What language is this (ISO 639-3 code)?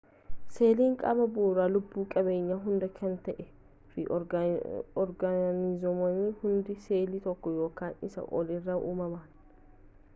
orm